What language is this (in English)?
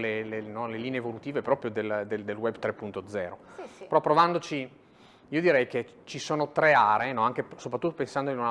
Italian